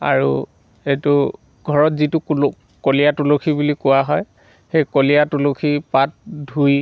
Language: Assamese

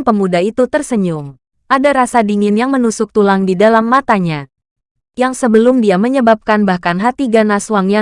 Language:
Indonesian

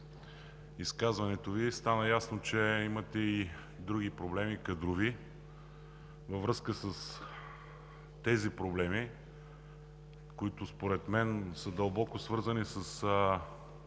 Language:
Bulgarian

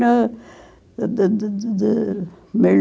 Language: Portuguese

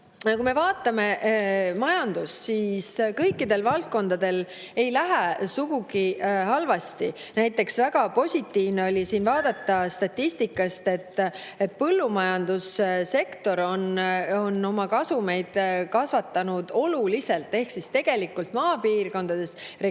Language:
Estonian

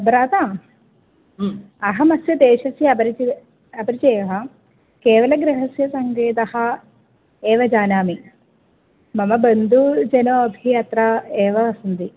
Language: Sanskrit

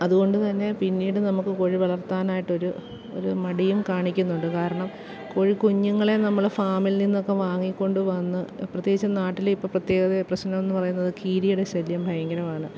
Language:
Malayalam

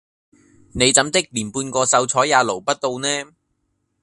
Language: Cantonese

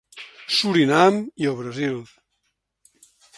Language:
Catalan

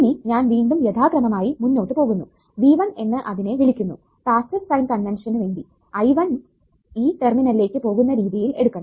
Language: Malayalam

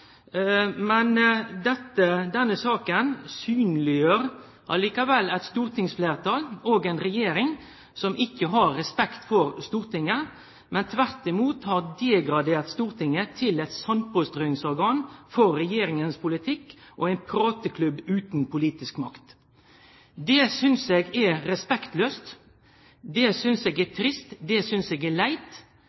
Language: Norwegian Nynorsk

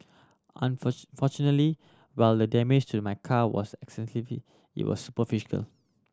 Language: English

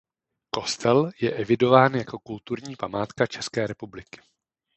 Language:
Czech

